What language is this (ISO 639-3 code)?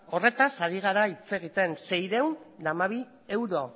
eus